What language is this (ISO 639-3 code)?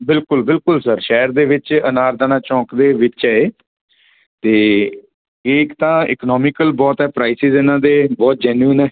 pan